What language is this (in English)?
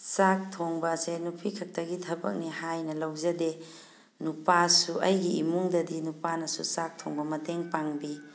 Manipuri